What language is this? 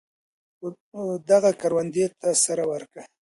Pashto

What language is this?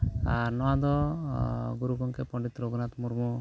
Santali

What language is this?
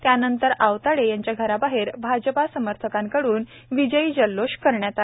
Marathi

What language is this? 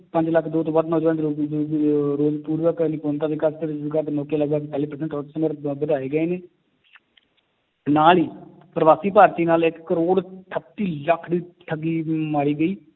Punjabi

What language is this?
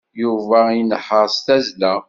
Kabyle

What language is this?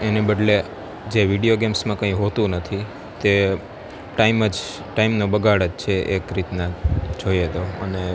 Gujarati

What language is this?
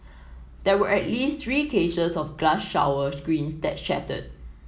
English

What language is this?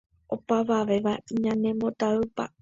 Guarani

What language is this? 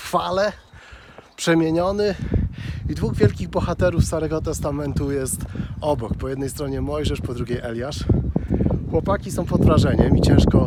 Polish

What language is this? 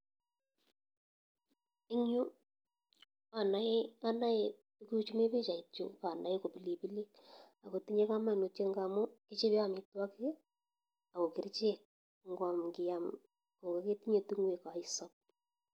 Kalenjin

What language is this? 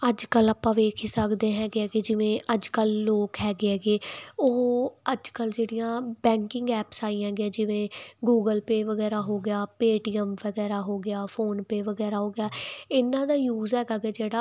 Punjabi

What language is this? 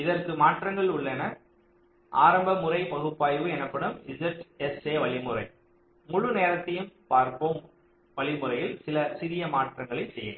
Tamil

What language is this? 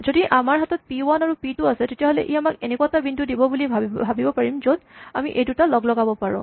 Assamese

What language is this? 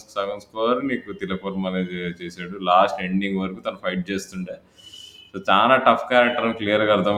Telugu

